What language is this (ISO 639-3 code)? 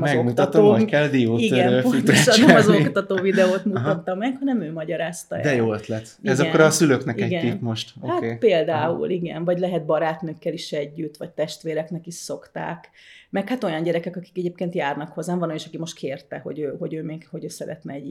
hun